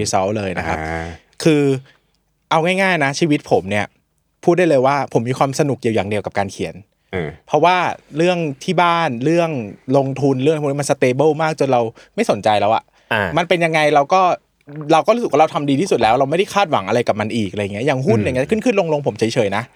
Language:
Thai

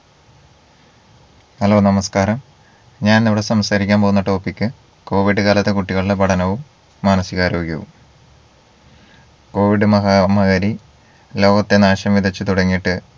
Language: Malayalam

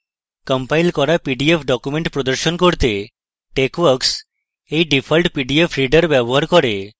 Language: Bangla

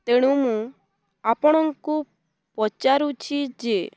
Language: Odia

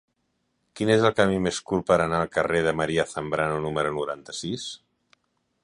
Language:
Catalan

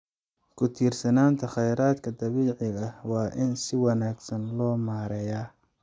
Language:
Somali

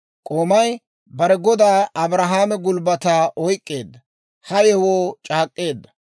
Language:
Dawro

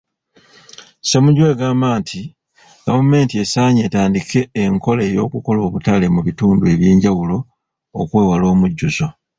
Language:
Ganda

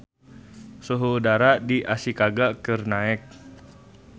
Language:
Sundanese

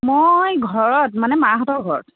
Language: Assamese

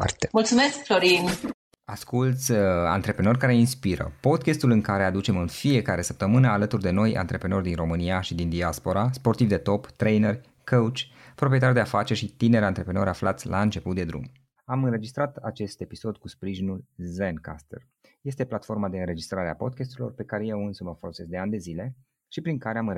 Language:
Romanian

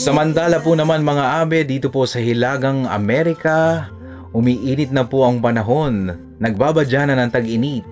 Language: Filipino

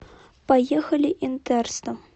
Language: Russian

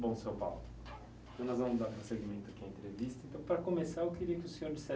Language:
Portuguese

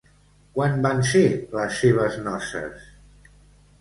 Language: Catalan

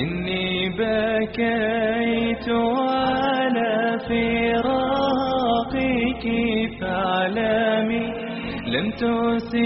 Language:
Croatian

